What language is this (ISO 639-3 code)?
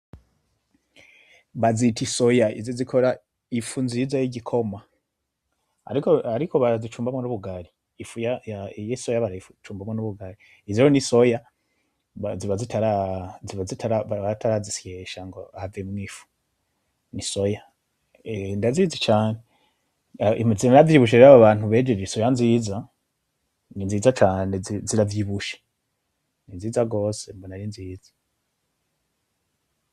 run